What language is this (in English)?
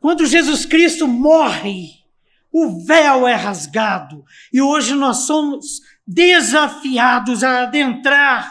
Portuguese